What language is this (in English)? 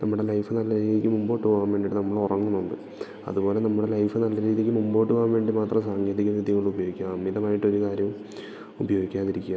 Malayalam